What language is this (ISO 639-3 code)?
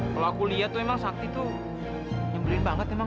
ind